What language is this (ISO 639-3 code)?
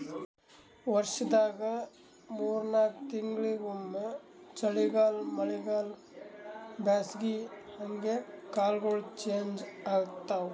kan